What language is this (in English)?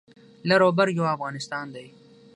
Pashto